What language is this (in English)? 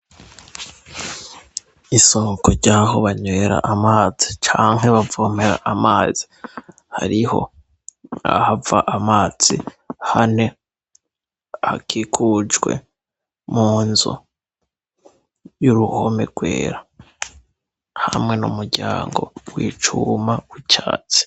Rundi